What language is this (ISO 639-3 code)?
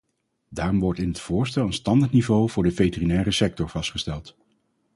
nld